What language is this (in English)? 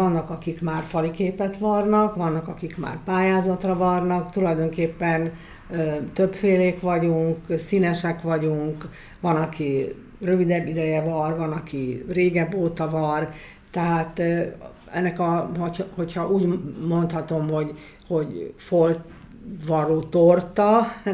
Hungarian